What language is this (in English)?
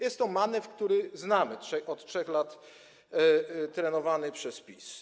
Polish